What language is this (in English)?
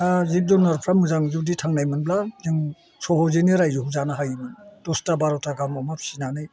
Bodo